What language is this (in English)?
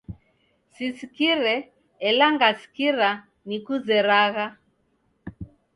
Taita